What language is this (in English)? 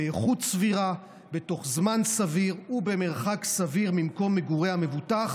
Hebrew